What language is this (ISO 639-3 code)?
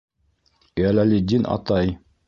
bak